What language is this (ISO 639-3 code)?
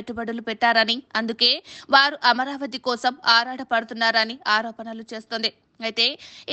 tel